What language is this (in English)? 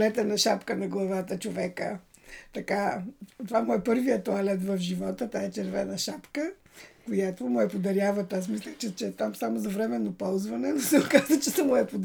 Bulgarian